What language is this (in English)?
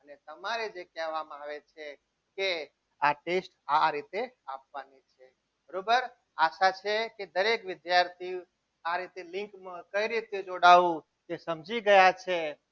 Gujarati